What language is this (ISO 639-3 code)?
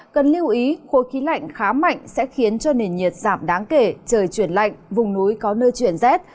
vie